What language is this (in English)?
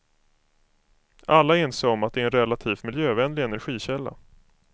Swedish